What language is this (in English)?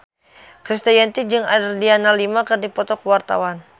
Sundanese